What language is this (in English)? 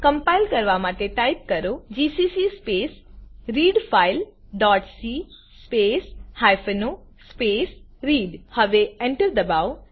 Gujarati